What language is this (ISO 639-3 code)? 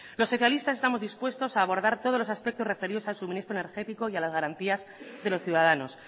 spa